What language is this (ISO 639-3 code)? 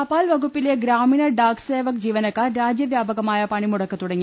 mal